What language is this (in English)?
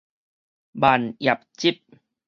Min Nan Chinese